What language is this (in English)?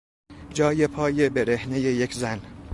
Persian